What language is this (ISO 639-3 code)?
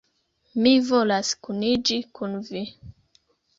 epo